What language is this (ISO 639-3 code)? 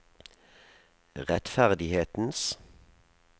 nor